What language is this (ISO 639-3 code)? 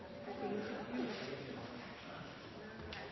nob